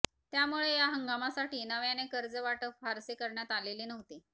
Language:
Marathi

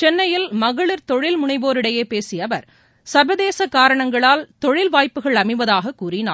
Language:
Tamil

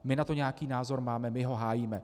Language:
Czech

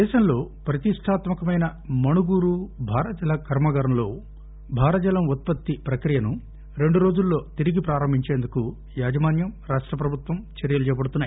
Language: Telugu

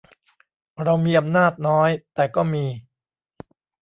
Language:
Thai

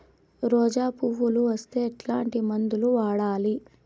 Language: Telugu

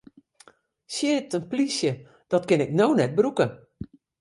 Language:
Western Frisian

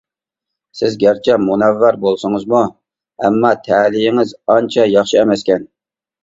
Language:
Uyghur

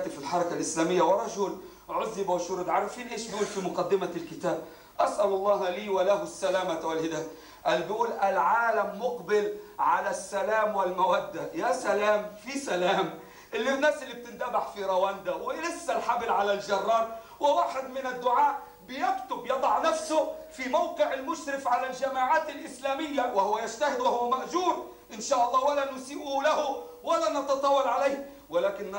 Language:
Arabic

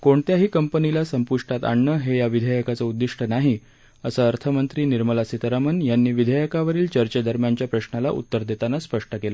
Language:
Marathi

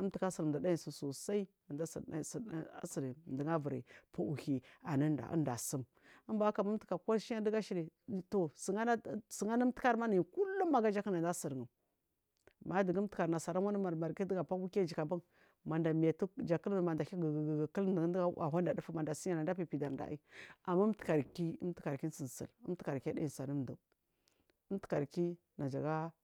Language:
Marghi South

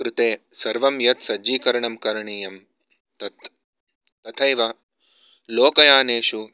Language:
Sanskrit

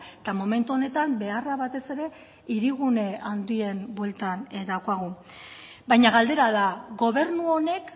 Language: Basque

